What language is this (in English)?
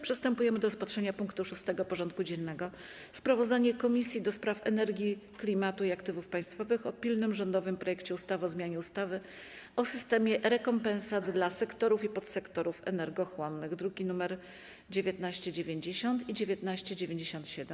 Polish